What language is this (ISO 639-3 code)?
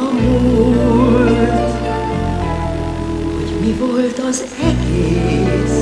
spa